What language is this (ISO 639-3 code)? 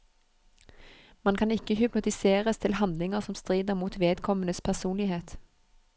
nor